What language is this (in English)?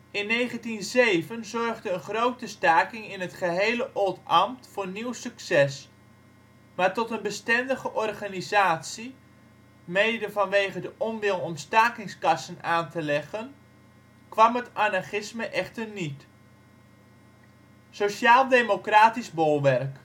Dutch